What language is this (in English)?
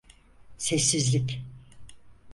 Turkish